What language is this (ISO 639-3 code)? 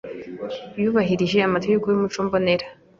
kin